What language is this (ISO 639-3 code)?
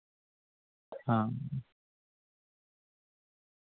doi